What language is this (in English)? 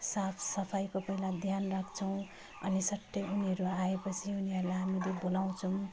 Nepali